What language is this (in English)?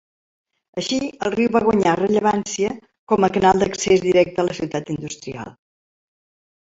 Catalan